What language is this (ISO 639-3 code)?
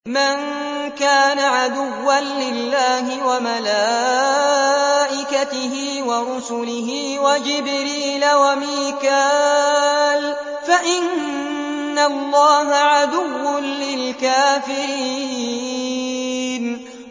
ara